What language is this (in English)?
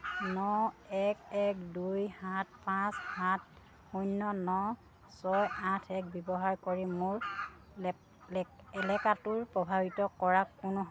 Assamese